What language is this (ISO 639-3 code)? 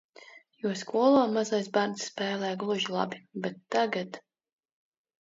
lav